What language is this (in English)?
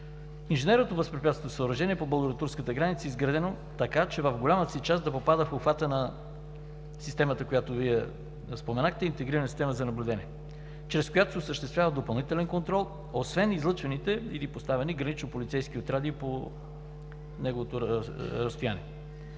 Bulgarian